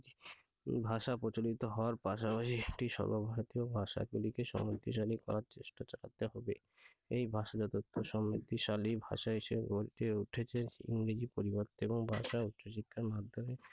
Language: Bangla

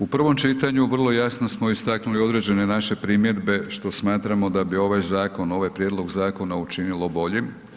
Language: Croatian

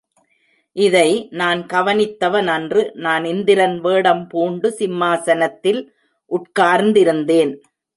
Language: Tamil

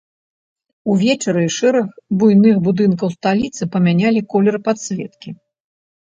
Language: Belarusian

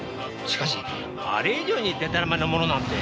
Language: Japanese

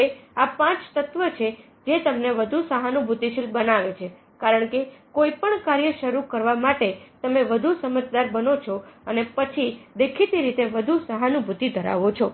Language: Gujarati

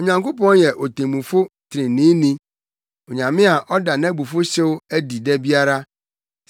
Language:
Akan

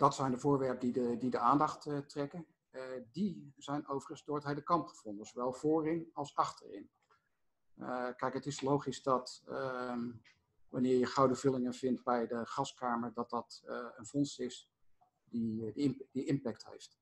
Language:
Dutch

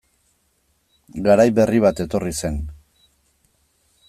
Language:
Basque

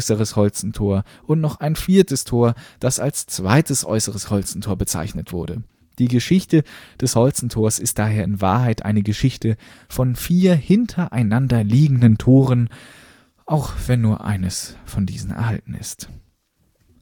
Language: German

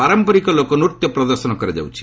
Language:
Odia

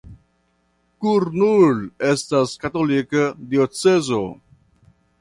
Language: Esperanto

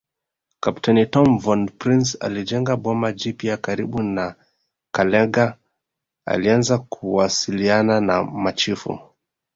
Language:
Swahili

